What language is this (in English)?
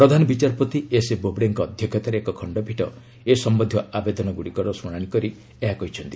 Odia